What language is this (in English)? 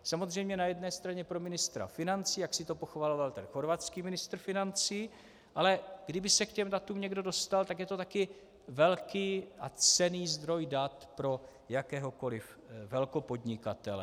Czech